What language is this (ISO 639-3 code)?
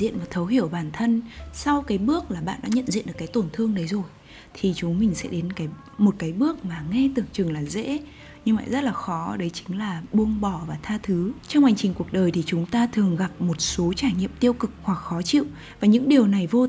vie